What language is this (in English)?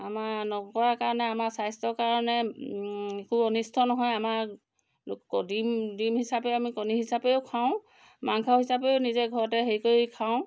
Assamese